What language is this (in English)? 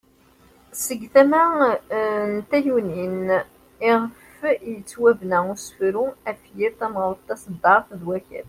Kabyle